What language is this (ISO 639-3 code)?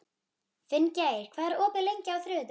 isl